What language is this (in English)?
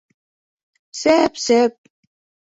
Bashkir